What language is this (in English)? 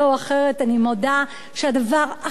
Hebrew